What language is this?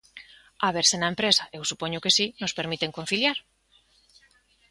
Galician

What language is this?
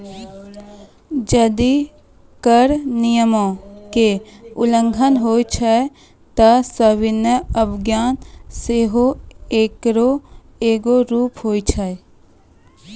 Maithili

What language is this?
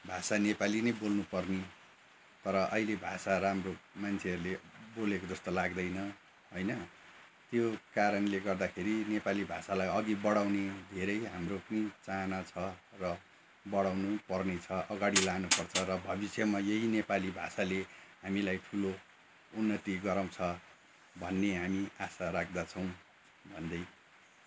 Nepali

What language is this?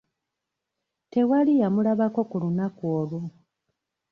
Ganda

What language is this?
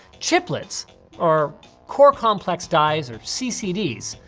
English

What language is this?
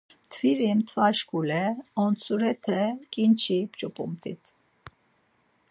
Laz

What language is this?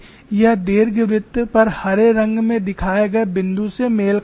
Hindi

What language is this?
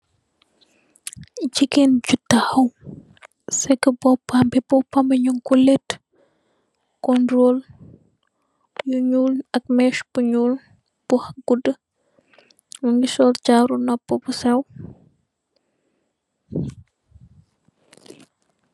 Wolof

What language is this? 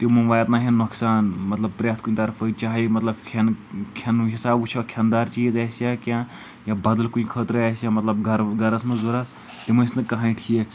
Kashmiri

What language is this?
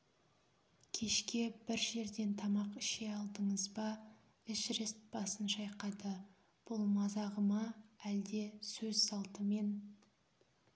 Kazakh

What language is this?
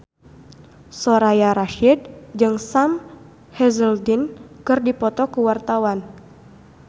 Sundanese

